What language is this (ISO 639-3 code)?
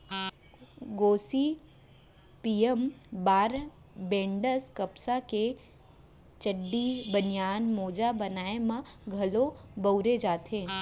hne